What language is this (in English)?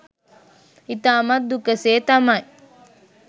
Sinhala